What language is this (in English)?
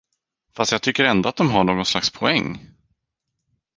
Swedish